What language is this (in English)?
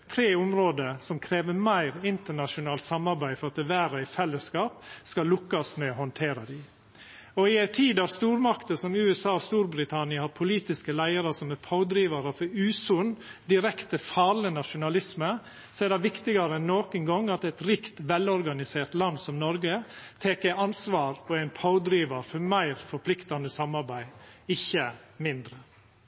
Norwegian Nynorsk